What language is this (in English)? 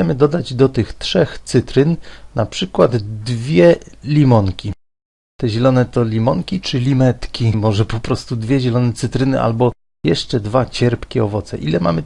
Polish